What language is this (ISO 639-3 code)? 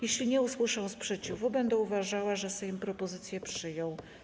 pol